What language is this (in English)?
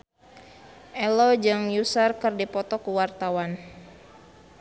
Sundanese